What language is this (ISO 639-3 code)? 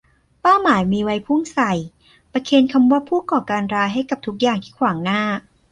tha